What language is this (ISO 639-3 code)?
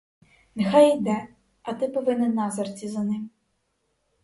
ukr